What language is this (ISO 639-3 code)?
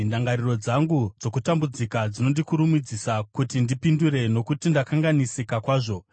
sna